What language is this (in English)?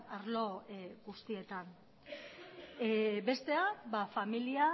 Basque